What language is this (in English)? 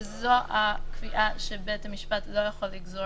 Hebrew